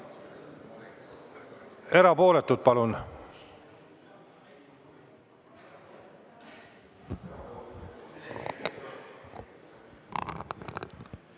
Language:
Estonian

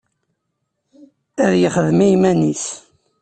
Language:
Kabyle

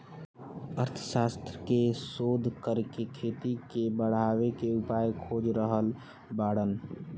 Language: Bhojpuri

